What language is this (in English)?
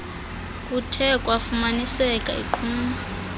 Xhosa